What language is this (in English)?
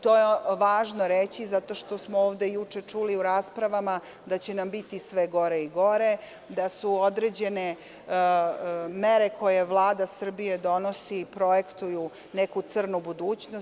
Serbian